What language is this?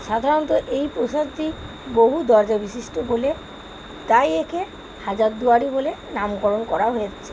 Bangla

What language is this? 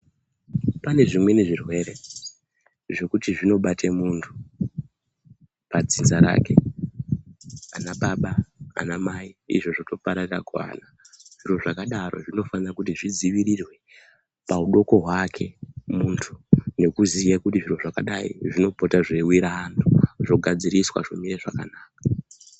Ndau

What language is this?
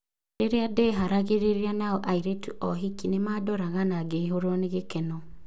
Kikuyu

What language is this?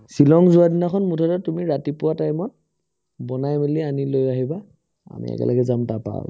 Assamese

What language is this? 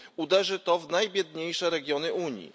Polish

